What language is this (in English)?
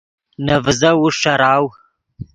Yidgha